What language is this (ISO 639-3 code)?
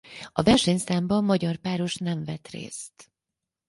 hun